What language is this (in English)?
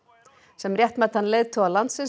Icelandic